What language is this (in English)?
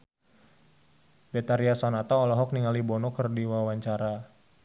Sundanese